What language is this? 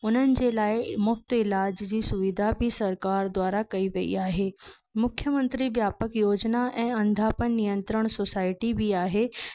Sindhi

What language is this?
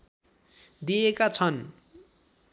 Nepali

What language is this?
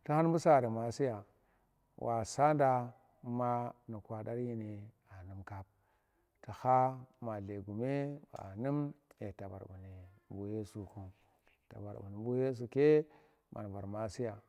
Tera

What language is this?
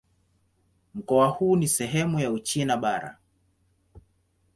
Swahili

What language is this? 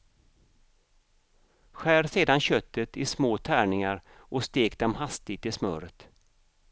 Swedish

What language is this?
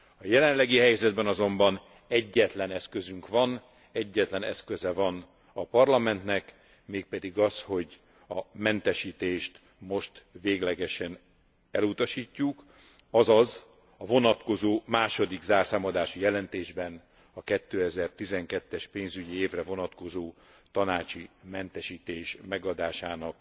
Hungarian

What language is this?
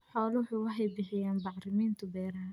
Somali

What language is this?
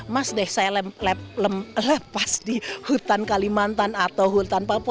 Indonesian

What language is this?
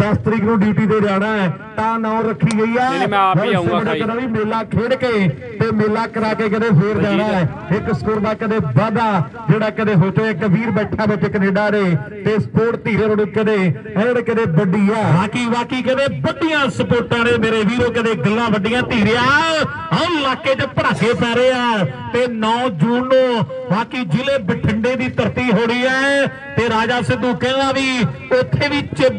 Punjabi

